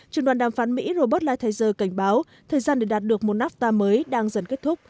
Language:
Vietnamese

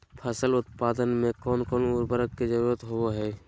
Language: Magahi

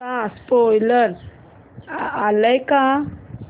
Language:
Marathi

